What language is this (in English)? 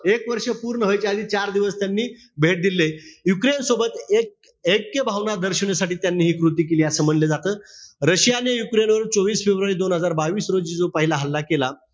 Marathi